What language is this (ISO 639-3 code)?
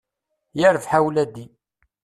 kab